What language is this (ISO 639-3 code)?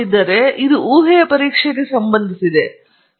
kan